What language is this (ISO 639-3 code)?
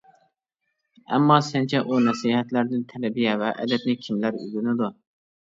uig